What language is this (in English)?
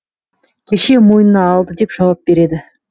Kazakh